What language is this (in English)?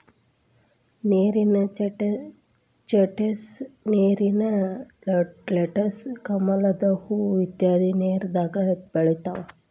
Kannada